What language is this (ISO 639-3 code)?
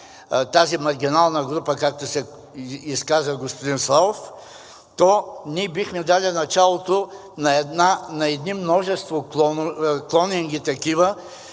bul